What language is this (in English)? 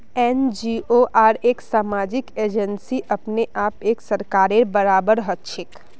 Magahi